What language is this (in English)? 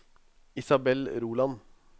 Norwegian